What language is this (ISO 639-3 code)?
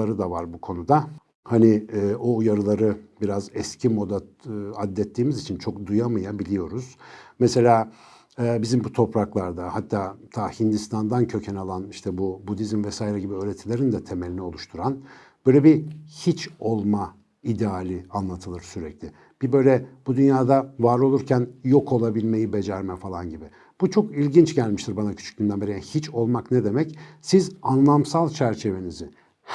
tur